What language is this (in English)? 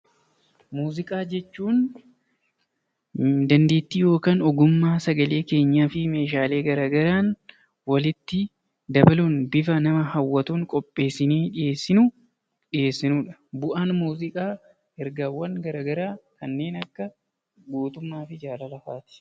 Oromo